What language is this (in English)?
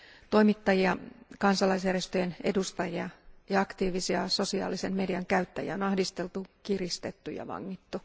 Finnish